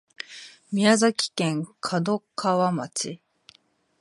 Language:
Japanese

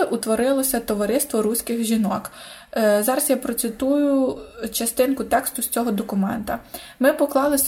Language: Ukrainian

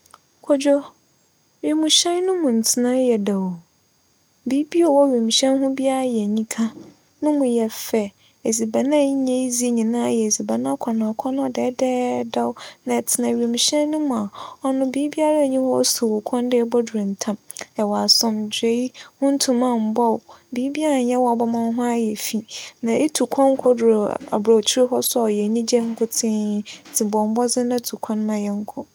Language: Akan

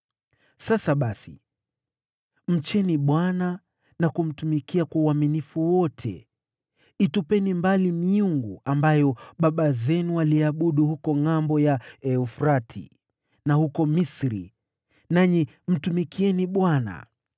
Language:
Swahili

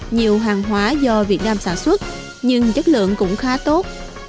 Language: Vietnamese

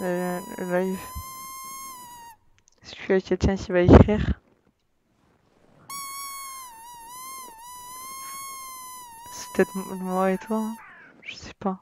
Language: French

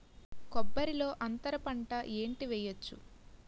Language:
Telugu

